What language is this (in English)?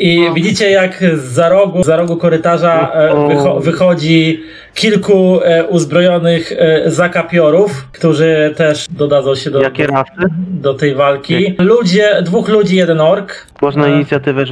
Polish